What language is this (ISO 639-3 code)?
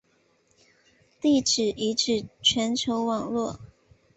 zho